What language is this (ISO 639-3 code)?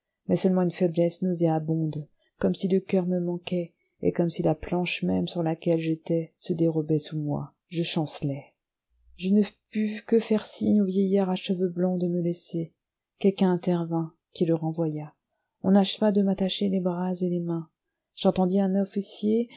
fra